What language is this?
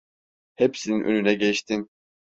Turkish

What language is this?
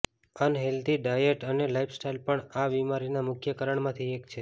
Gujarati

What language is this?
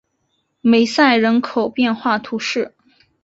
Chinese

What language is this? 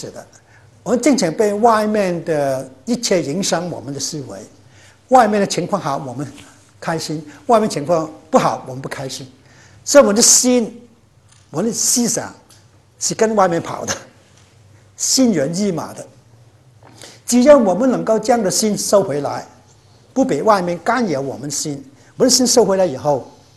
Chinese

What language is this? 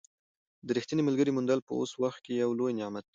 Pashto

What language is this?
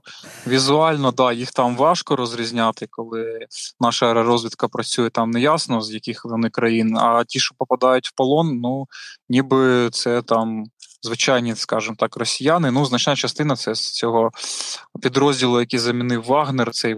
Ukrainian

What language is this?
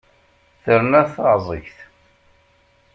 Kabyle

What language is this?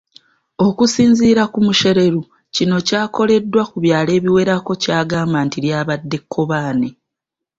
Ganda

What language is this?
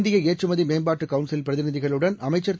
Tamil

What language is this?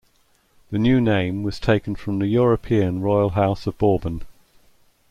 English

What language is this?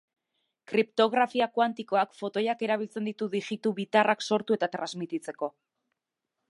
Basque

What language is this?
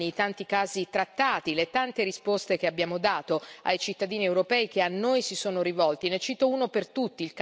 Italian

